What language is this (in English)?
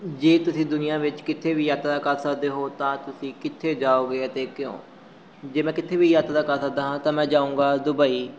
Punjabi